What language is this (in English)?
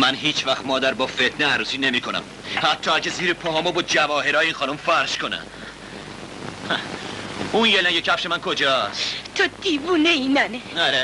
Persian